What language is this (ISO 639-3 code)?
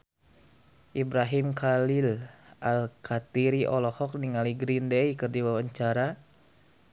sun